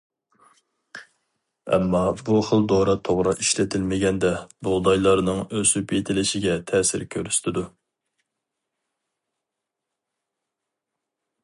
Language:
Uyghur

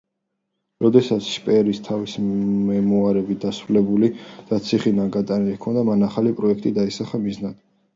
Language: Georgian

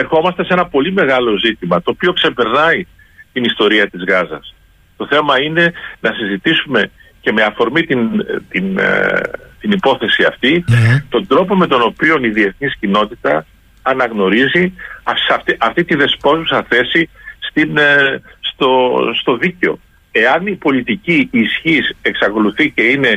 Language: Greek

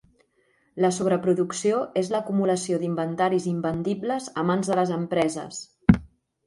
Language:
Catalan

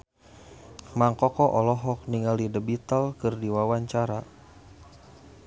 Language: Sundanese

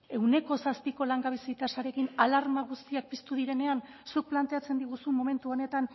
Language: Basque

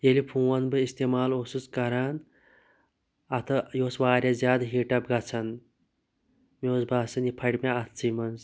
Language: Kashmiri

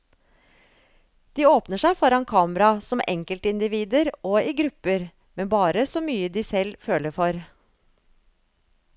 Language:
Norwegian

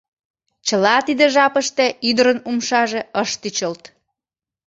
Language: Mari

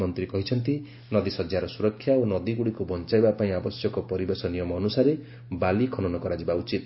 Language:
Odia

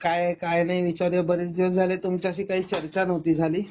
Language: Marathi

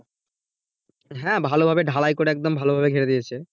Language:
Bangla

